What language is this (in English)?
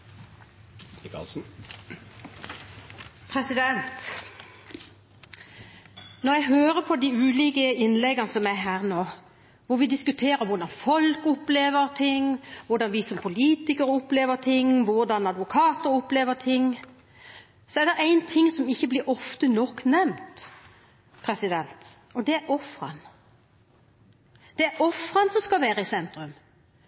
Norwegian